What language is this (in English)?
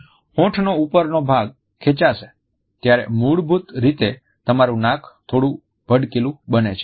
Gujarati